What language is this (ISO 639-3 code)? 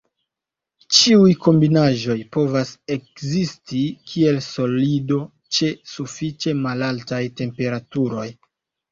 epo